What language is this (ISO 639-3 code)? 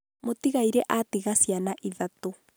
kik